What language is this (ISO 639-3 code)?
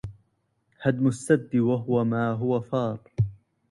ara